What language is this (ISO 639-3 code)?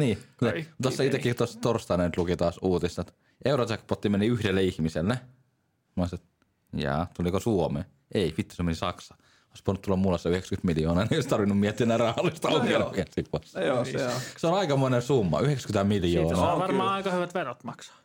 fin